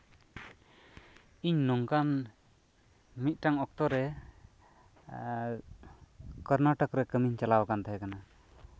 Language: Santali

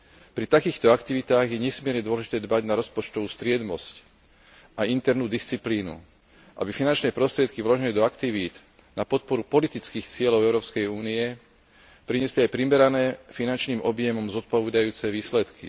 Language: Slovak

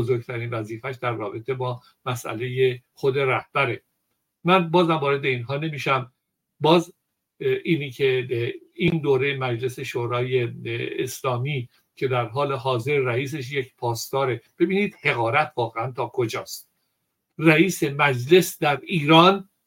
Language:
Persian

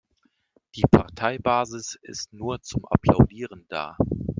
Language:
German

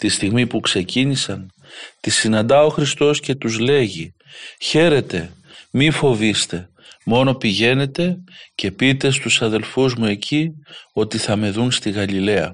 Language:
Greek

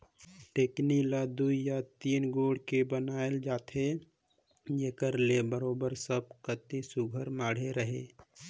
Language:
Chhattisgarhi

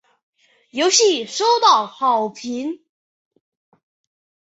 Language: Chinese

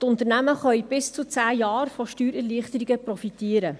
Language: Swiss German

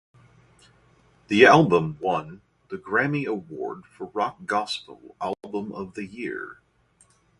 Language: English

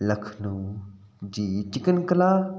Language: Sindhi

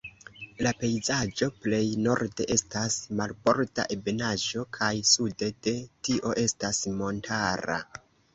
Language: Esperanto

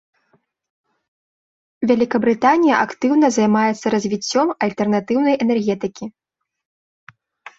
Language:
Belarusian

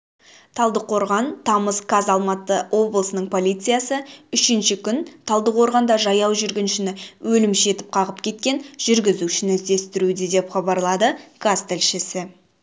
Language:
Kazakh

